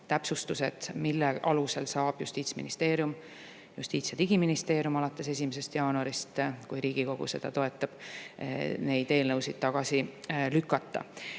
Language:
Estonian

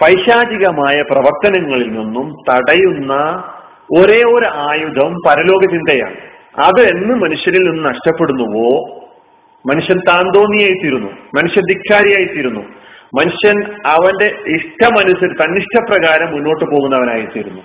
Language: Malayalam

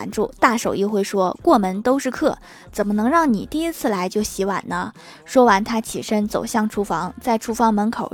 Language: Chinese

